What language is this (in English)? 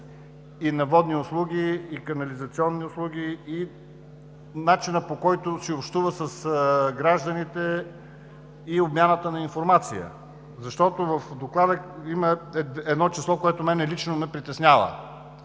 Bulgarian